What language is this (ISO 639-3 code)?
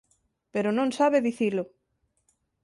glg